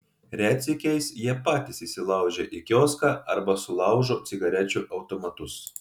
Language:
Lithuanian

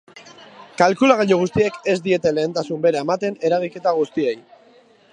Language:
Basque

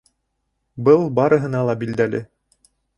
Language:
Bashkir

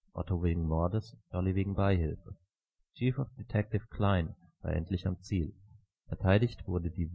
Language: German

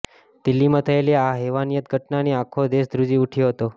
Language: Gujarati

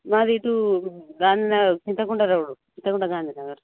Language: Telugu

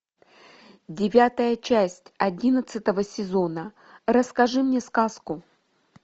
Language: Russian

